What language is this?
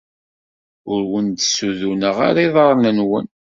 Kabyle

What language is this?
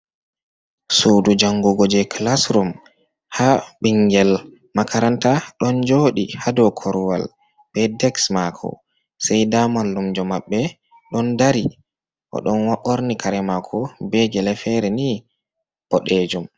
Fula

